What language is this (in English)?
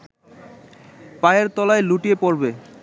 Bangla